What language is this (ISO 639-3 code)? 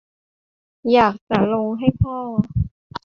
tha